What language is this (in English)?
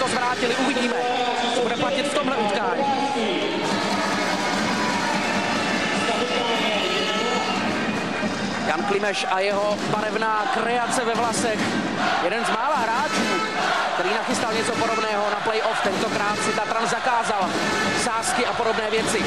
Czech